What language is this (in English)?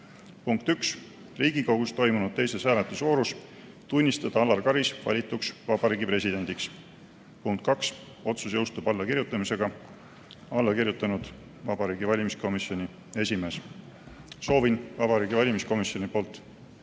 Estonian